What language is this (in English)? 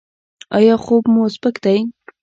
Pashto